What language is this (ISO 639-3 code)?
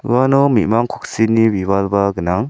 grt